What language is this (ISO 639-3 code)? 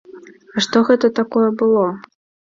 bel